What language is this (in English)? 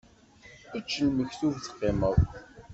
Kabyle